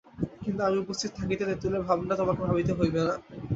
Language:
Bangla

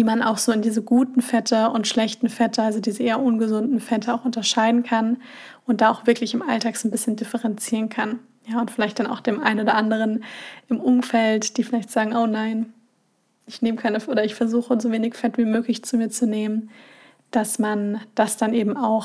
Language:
German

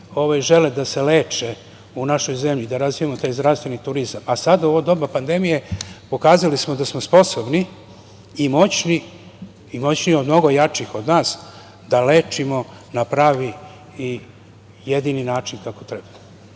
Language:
Serbian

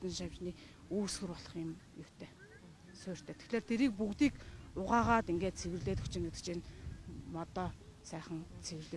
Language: Turkish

